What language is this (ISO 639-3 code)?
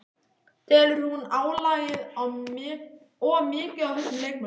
isl